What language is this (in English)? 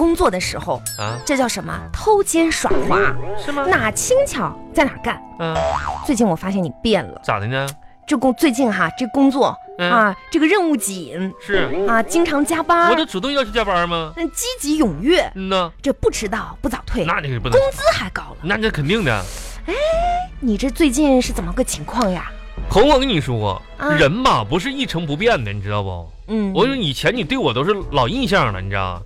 Chinese